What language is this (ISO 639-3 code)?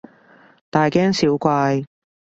yue